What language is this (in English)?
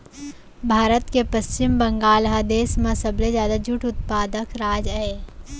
Chhattisgarhi